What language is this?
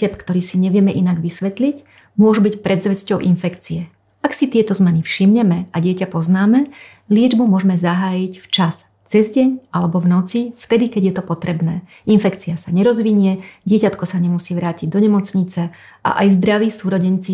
Slovak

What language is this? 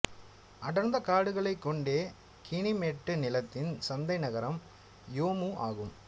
Tamil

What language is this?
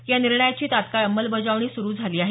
Marathi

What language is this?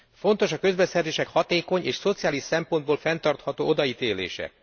Hungarian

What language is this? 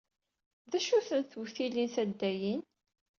Kabyle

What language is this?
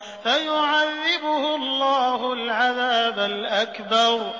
Arabic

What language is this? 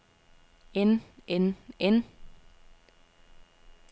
Danish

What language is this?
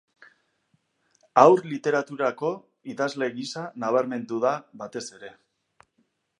Basque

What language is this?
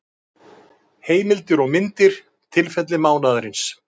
Icelandic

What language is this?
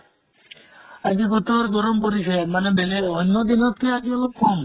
Assamese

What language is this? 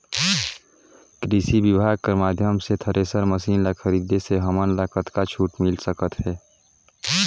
Chhattisgarhi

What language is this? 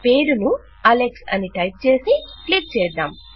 Telugu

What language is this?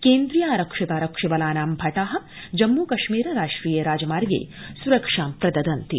Sanskrit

